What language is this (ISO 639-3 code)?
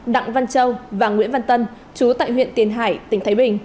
vie